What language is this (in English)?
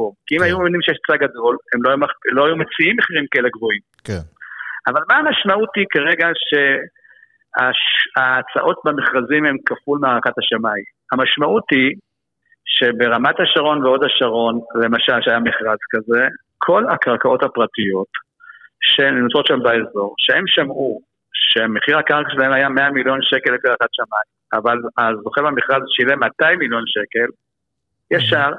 Hebrew